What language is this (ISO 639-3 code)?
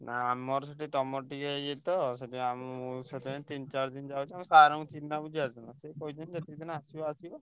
ori